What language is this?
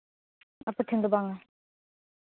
Santali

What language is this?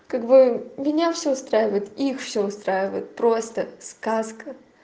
Russian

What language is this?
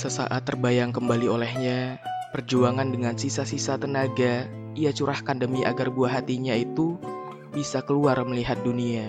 Indonesian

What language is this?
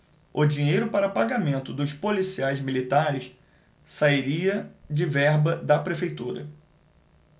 Portuguese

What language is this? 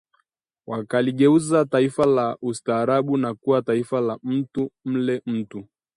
Swahili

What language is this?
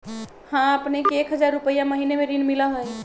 Magahi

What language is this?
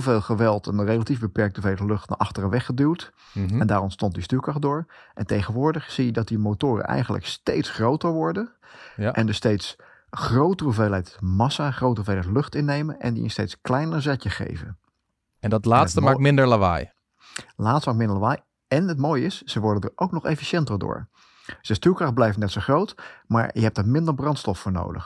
Dutch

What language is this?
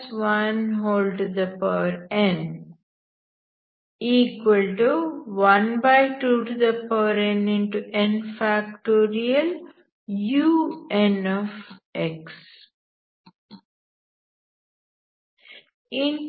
Kannada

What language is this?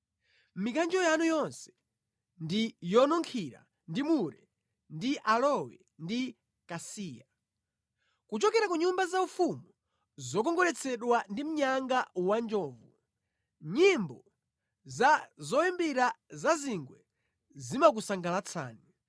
Nyanja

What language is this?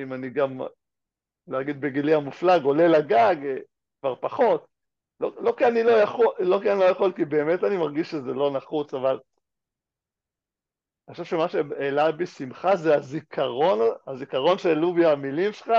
Hebrew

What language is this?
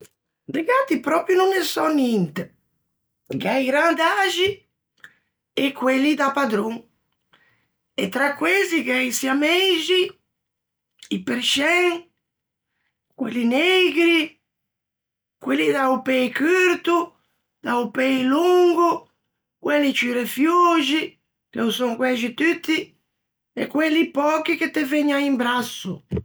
Ligurian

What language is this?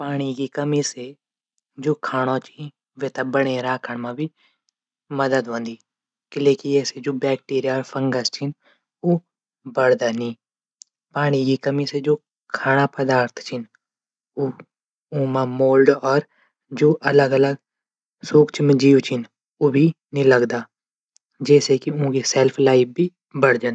Garhwali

